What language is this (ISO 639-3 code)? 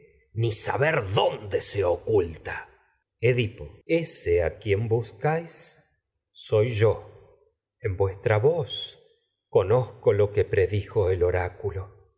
spa